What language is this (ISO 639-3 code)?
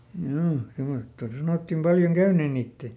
fin